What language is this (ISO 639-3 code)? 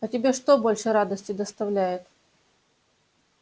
rus